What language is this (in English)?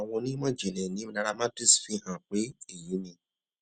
Yoruba